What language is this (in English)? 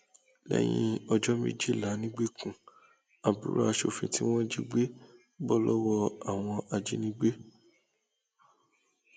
Yoruba